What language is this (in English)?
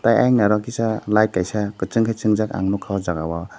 Kok Borok